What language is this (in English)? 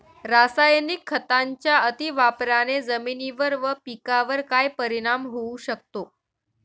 Marathi